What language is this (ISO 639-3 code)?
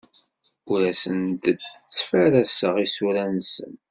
kab